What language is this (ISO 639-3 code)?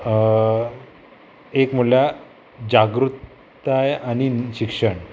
kok